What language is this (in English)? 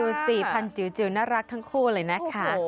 Thai